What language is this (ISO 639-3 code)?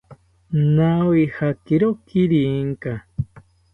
cpy